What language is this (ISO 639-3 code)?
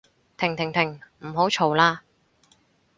yue